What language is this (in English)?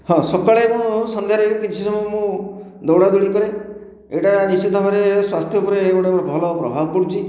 Odia